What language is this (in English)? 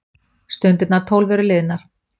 Icelandic